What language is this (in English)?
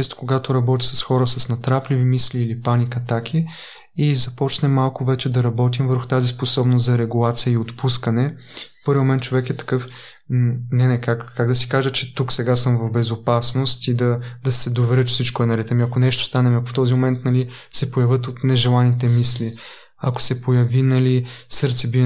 Bulgarian